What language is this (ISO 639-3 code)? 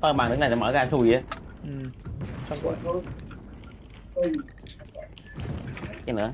vie